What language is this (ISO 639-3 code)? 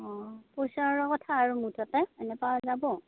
asm